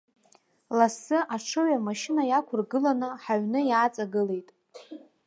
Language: Abkhazian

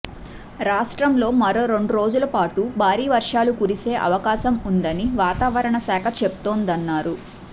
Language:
Telugu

